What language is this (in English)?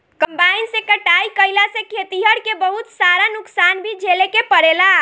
Bhojpuri